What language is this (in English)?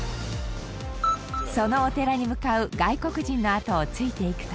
Japanese